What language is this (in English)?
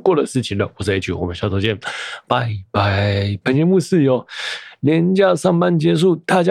Chinese